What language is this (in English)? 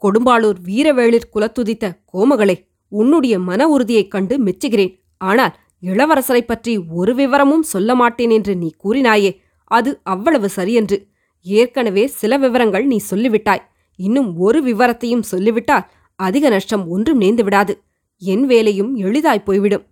Tamil